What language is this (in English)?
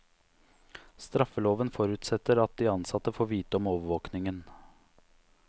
Norwegian